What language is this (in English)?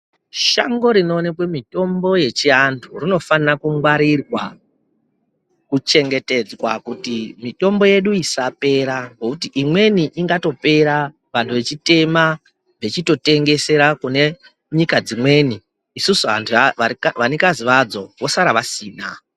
Ndau